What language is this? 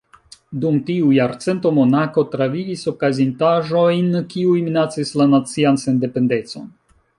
Esperanto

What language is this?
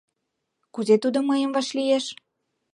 Mari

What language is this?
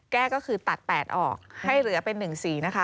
Thai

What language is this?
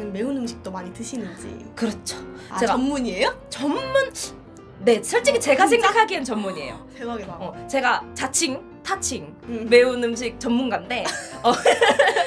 Korean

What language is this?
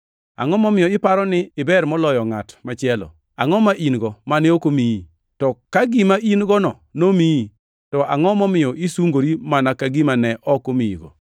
Luo (Kenya and Tanzania)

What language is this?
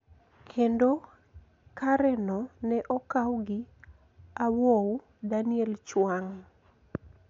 Luo (Kenya and Tanzania)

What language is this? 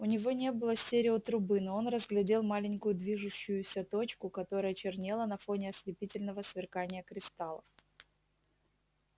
Russian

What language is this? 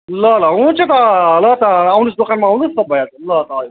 Nepali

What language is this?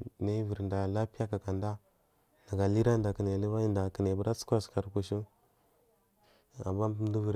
Marghi South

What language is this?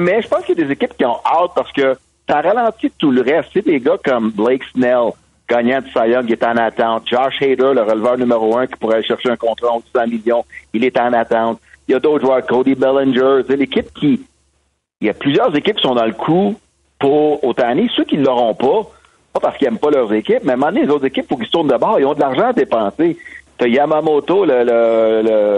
French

